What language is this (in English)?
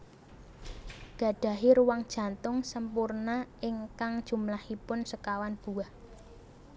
Javanese